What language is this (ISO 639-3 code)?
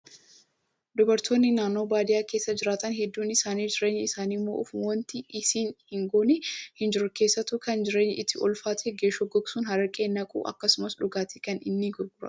orm